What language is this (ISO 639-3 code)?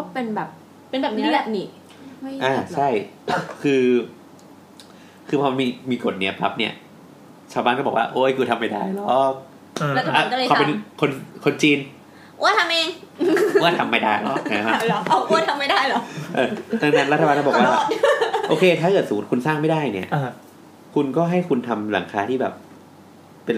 tha